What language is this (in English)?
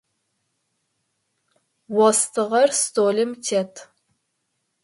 Adyghe